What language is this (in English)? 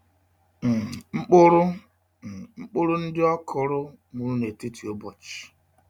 Igbo